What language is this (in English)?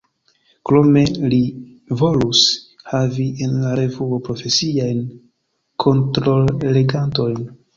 Esperanto